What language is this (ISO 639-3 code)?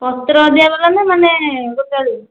ori